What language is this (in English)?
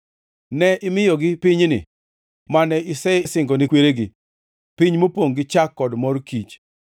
Luo (Kenya and Tanzania)